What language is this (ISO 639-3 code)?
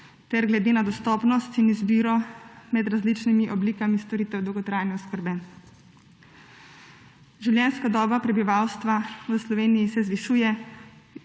slv